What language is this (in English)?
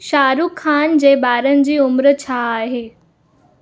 Sindhi